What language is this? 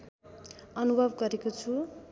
Nepali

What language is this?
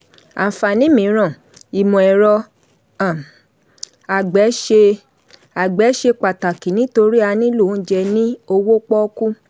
Yoruba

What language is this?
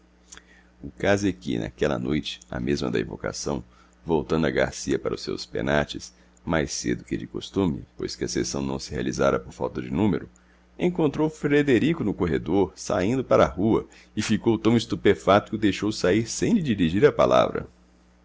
Portuguese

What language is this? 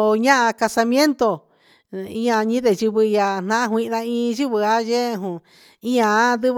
Huitepec Mixtec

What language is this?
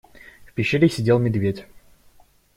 Russian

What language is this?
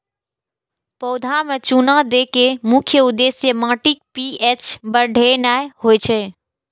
Maithili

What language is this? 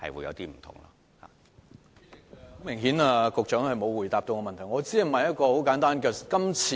Cantonese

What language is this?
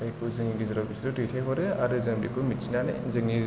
Bodo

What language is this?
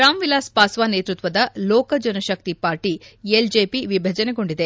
Kannada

